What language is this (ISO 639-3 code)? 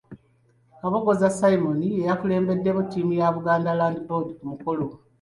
lug